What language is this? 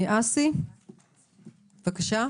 Hebrew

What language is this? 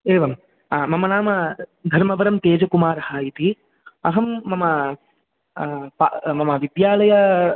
Sanskrit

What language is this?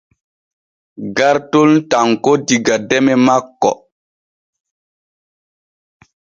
Borgu Fulfulde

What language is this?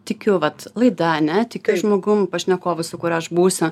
Lithuanian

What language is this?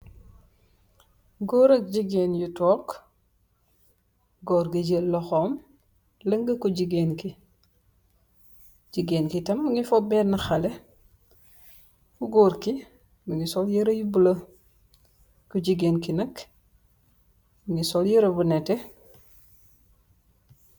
Wolof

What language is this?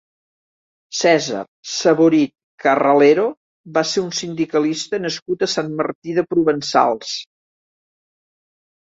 Catalan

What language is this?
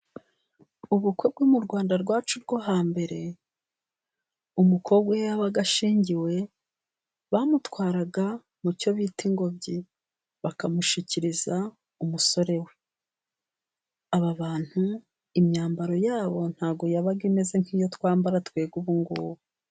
Kinyarwanda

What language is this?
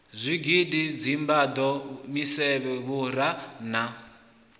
Venda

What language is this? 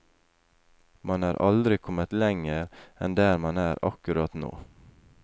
Norwegian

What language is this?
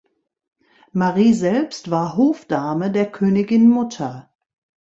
German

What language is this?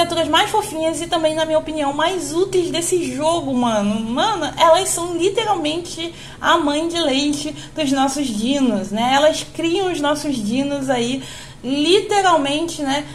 Portuguese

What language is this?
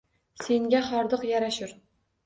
Uzbek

